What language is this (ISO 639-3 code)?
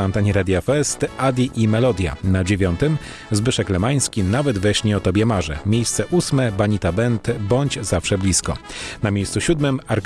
pol